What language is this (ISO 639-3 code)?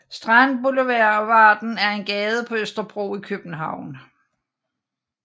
dan